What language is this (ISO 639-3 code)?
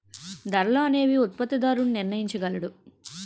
tel